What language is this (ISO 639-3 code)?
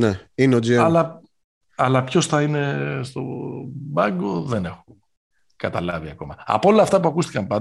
ell